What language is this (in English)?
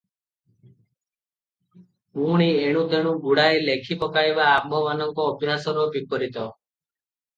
Odia